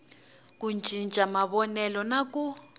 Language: Tsonga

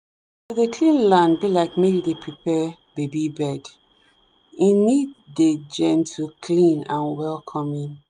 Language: Nigerian Pidgin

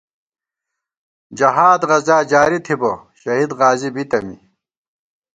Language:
Gawar-Bati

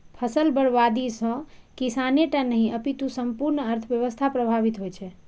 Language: Maithili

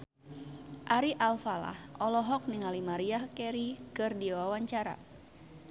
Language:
Sundanese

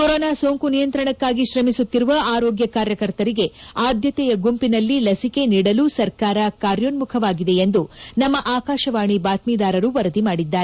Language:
Kannada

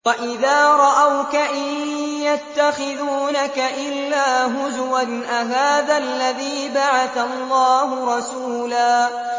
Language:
Arabic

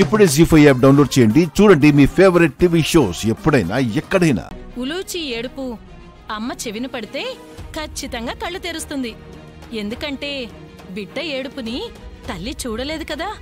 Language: Telugu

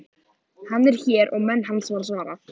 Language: Icelandic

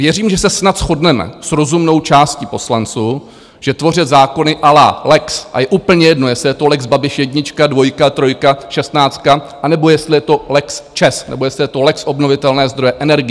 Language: Czech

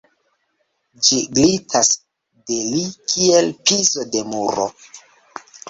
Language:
Esperanto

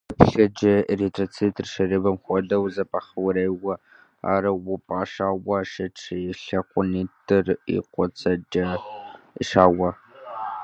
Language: Kabardian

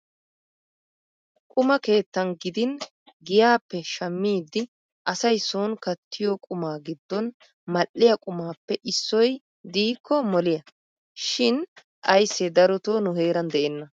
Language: Wolaytta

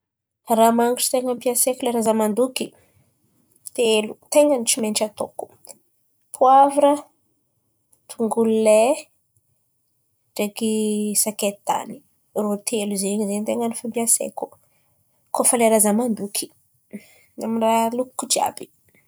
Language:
Antankarana Malagasy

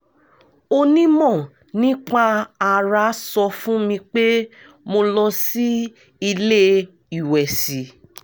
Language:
Yoruba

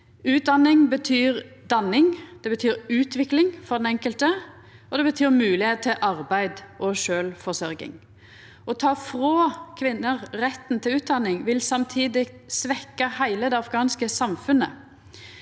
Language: Norwegian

